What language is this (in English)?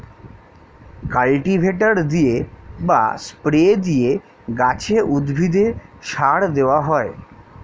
Bangla